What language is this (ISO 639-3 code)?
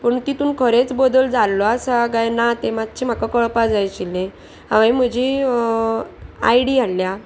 kok